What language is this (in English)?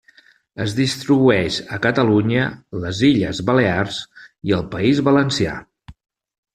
Catalan